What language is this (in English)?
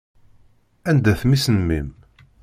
Kabyle